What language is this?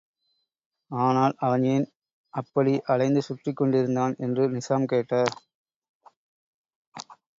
Tamil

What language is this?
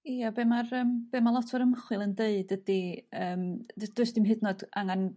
Welsh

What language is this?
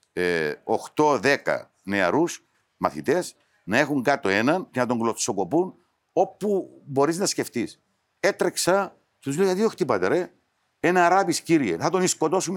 Greek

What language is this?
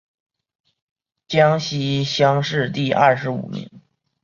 Chinese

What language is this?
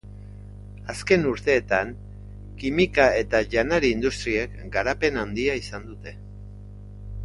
Basque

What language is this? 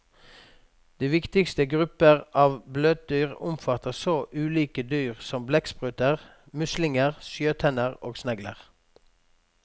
Norwegian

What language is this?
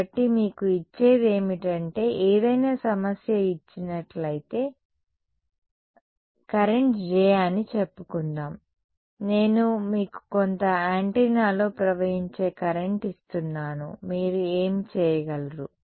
Telugu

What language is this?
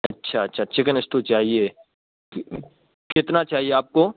Urdu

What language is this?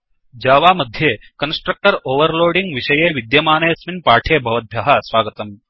Sanskrit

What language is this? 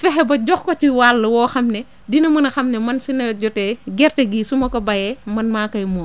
Wolof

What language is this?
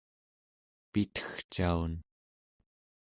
Central Yupik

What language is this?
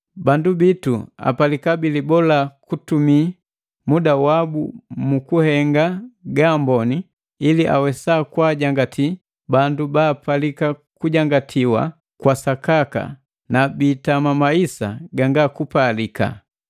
Matengo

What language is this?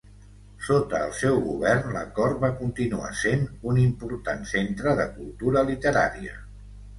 Catalan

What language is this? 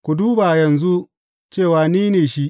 Hausa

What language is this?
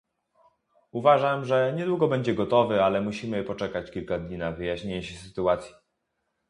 Polish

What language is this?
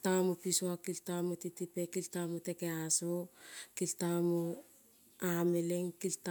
Kol (Papua New Guinea)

